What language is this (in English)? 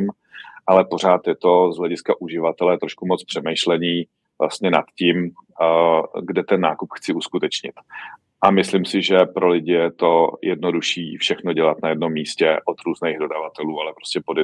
Czech